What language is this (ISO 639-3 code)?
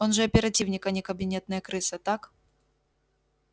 rus